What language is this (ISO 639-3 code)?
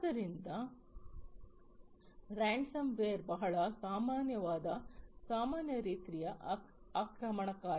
kan